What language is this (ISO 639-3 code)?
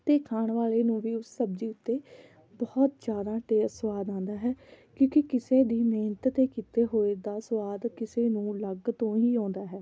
pan